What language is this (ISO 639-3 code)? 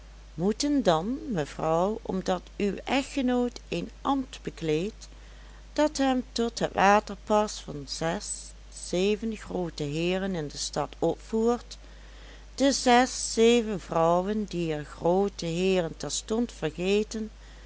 nld